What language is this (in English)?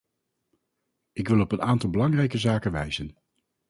Dutch